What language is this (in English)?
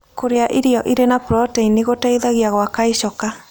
Kikuyu